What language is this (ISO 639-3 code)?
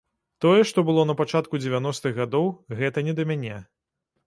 bel